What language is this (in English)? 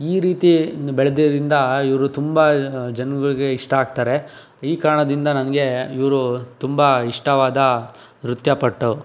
Kannada